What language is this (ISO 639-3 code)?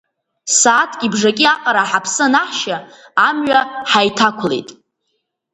abk